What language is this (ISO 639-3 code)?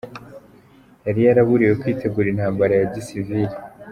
kin